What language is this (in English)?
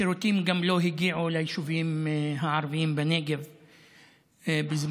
Hebrew